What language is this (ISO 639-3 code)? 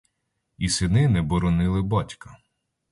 ukr